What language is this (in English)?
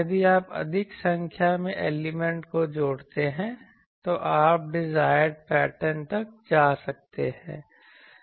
Hindi